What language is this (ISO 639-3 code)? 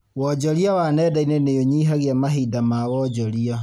kik